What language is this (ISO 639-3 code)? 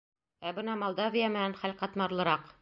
bak